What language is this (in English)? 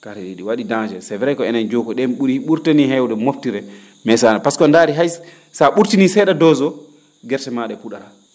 Fula